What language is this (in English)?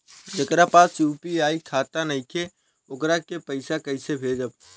Bhojpuri